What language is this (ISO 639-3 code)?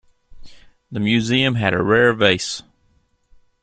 eng